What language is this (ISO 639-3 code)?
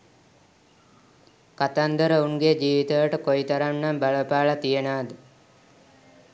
sin